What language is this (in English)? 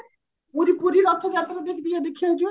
Odia